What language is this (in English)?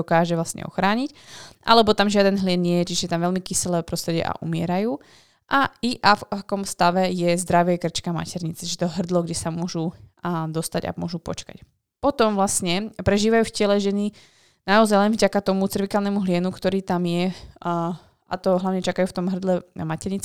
Slovak